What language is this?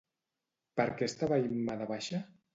Catalan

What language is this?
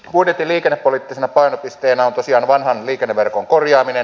Finnish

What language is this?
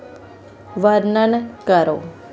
Dogri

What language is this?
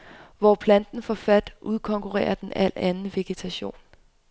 Danish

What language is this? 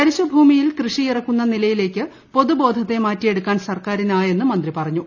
Malayalam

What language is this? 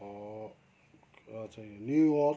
Nepali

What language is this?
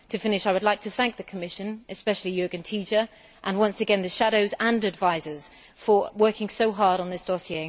English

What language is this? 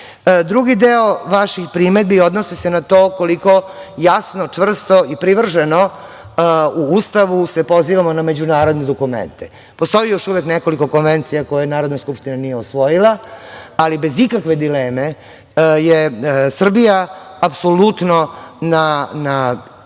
Serbian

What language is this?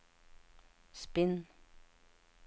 Norwegian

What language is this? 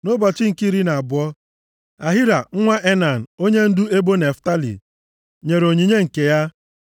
Igbo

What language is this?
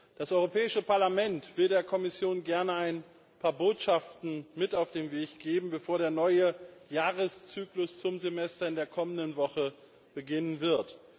German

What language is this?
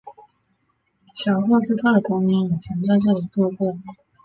Chinese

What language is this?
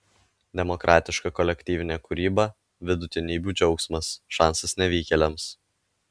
Lithuanian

